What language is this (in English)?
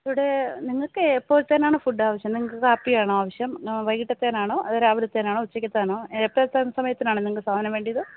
Malayalam